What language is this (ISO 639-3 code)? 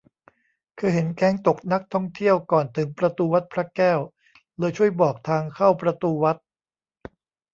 tha